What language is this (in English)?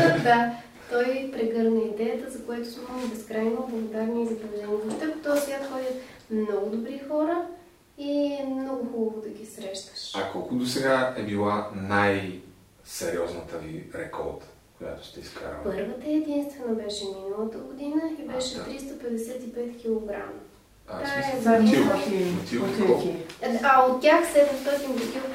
Bulgarian